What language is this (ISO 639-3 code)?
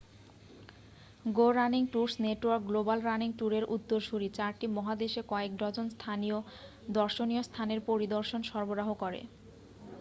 ben